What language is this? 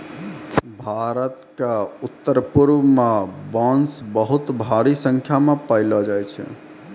Maithili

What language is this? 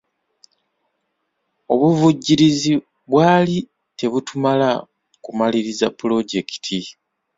Ganda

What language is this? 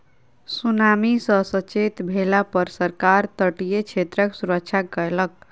Maithili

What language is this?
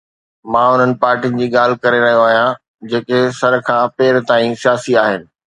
Sindhi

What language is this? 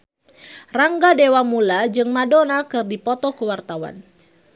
Sundanese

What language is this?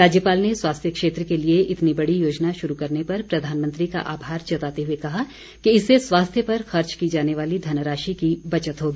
Hindi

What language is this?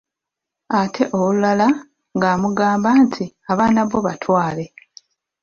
Ganda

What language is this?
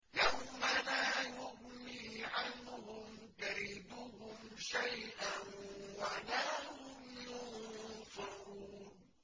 Arabic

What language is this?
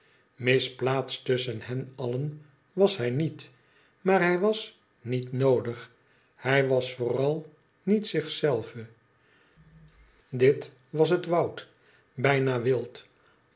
Dutch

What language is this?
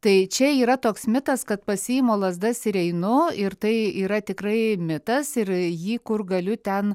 Lithuanian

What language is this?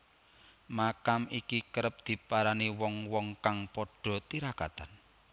Javanese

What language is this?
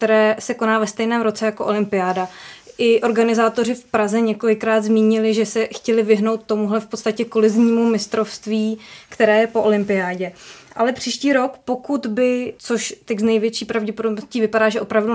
Czech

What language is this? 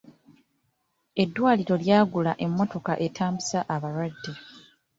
Ganda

